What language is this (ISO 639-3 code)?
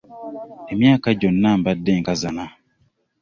lug